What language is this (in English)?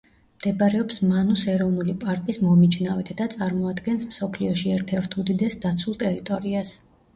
Georgian